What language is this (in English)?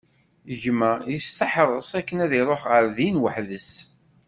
Kabyle